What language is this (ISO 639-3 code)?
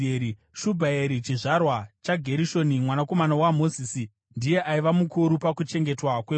sna